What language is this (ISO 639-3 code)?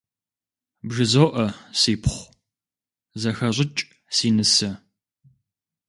kbd